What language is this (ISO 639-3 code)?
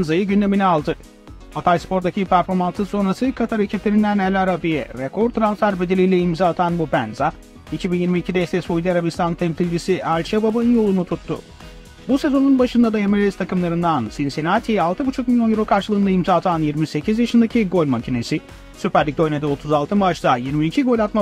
tur